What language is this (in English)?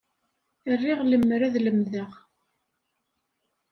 Kabyle